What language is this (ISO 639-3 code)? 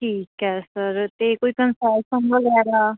pan